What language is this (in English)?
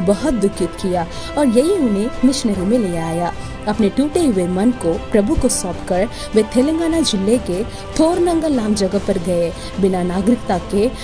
Hindi